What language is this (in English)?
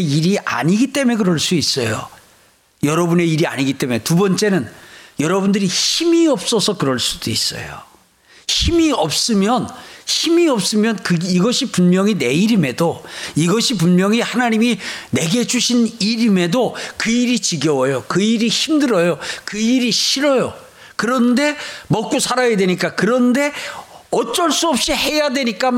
Korean